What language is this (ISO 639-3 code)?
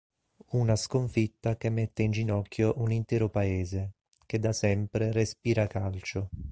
ita